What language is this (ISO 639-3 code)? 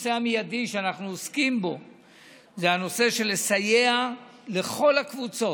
heb